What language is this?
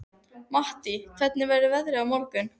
Icelandic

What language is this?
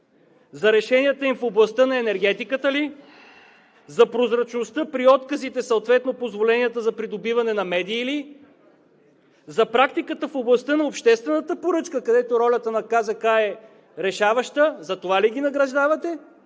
Bulgarian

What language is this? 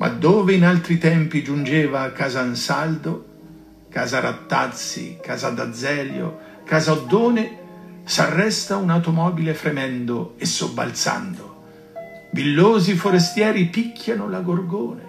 Italian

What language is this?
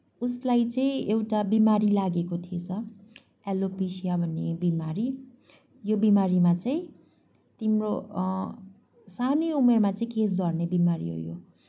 Nepali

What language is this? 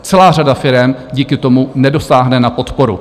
Czech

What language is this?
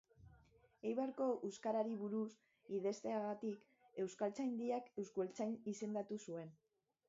Basque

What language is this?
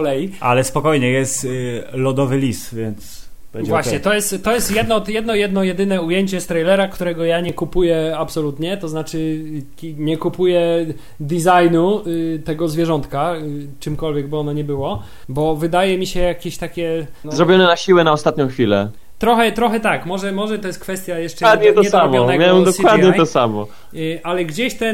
Polish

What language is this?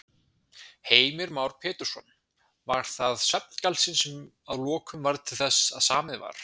Icelandic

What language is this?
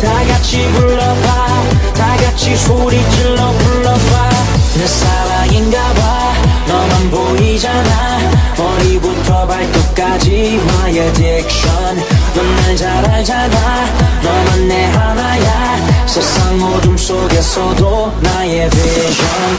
Vietnamese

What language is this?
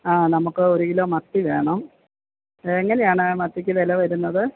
Malayalam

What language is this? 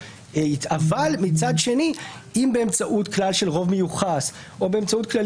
Hebrew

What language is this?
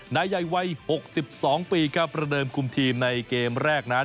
Thai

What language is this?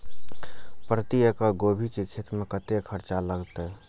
Maithili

